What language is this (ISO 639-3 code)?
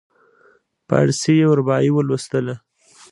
pus